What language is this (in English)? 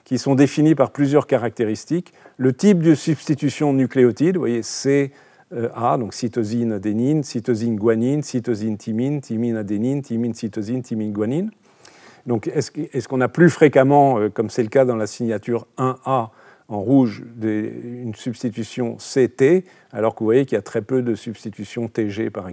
French